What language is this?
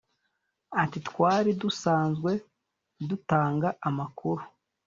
Kinyarwanda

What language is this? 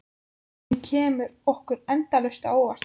Icelandic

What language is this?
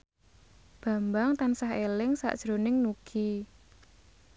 Javanese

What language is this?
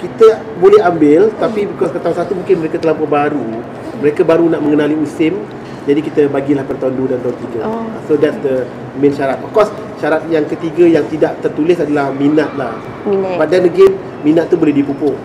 Malay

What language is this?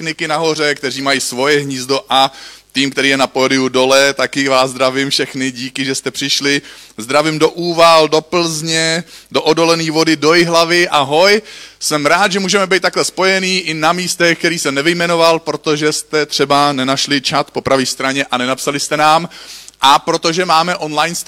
Czech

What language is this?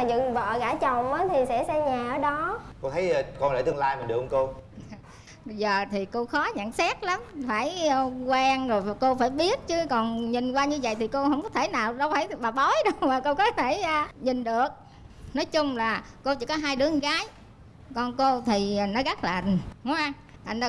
Vietnamese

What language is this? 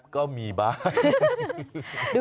Thai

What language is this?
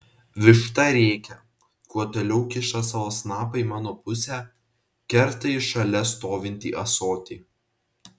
Lithuanian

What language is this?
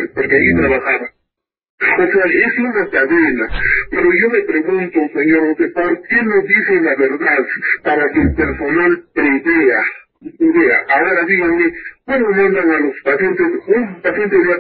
Spanish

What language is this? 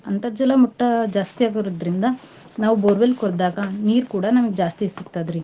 Kannada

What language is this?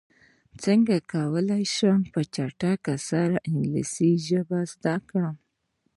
Pashto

